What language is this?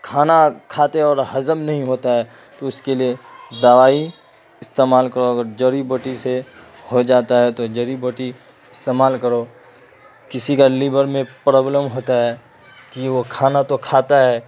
Urdu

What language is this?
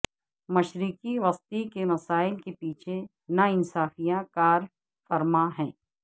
Urdu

